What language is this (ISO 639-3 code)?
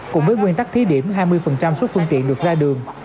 vie